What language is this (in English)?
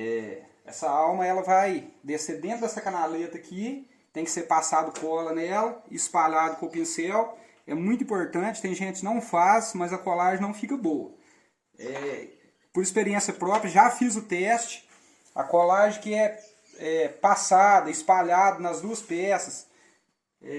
Portuguese